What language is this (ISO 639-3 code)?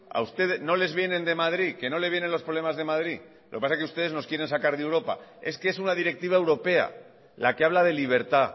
spa